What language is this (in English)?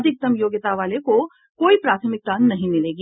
Hindi